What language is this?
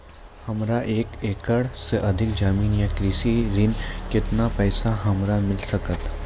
Maithili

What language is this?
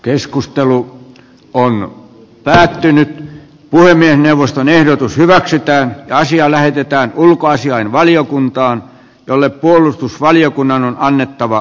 Finnish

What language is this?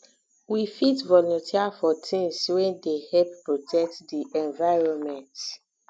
Nigerian Pidgin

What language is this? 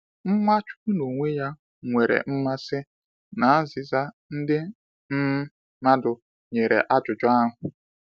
Igbo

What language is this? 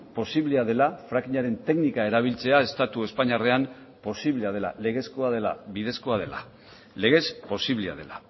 Basque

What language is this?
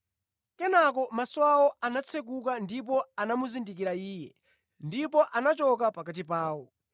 Nyanja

